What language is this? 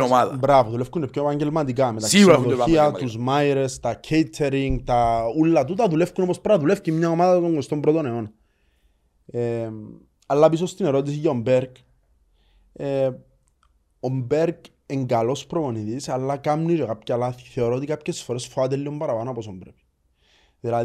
Greek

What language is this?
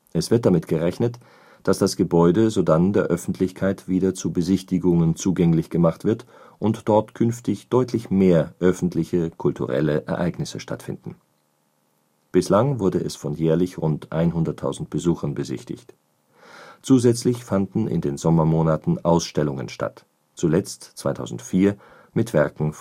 German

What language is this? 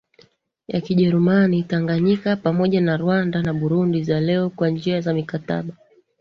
Swahili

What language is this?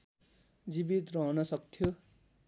Nepali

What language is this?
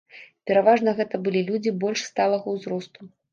Belarusian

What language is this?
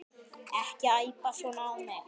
Icelandic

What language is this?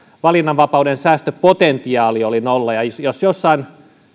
Finnish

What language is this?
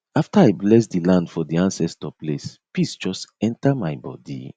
Nigerian Pidgin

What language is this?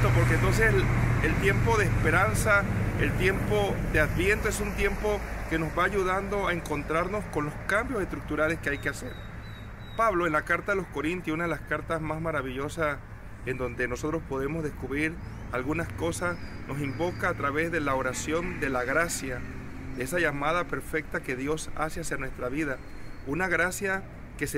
Spanish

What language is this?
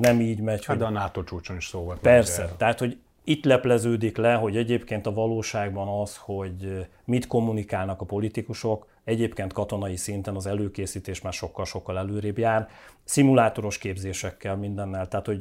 Hungarian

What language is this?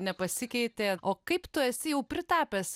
Lithuanian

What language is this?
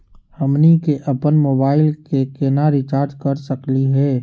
Magahi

